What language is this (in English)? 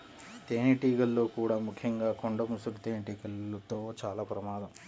Telugu